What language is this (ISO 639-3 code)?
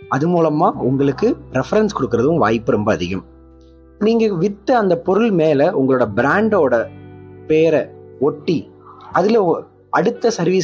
tam